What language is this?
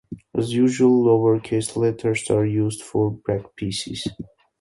English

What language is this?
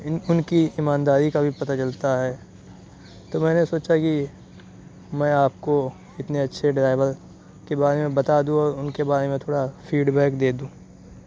Urdu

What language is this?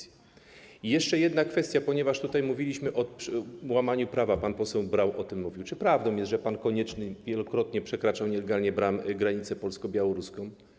Polish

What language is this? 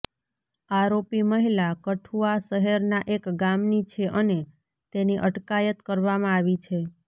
Gujarati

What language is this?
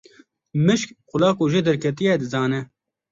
Kurdish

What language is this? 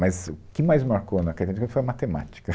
Portuguese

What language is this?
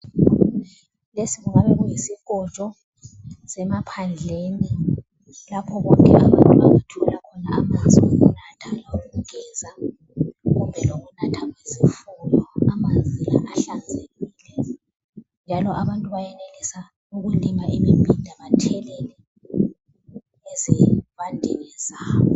North Ndebele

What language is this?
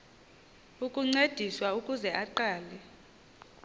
Xhosa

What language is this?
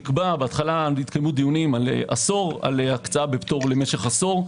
Hebrew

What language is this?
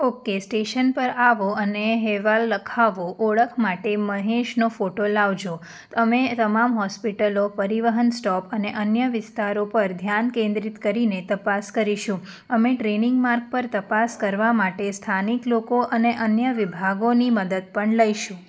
Gujarati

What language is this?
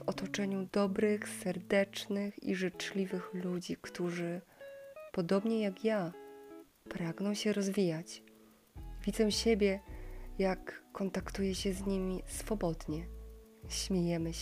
Polish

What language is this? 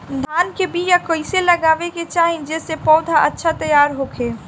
Bhojpuri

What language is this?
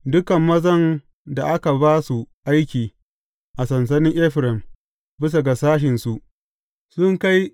Hausa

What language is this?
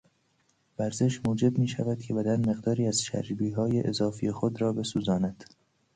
Persian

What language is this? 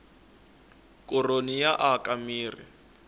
Tsonga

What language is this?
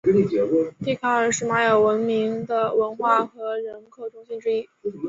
Chinese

